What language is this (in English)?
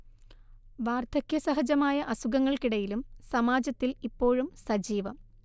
Malayalam